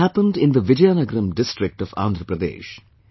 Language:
English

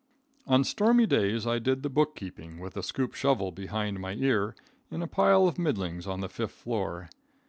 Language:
English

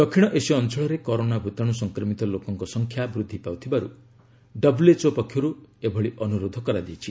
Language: Odia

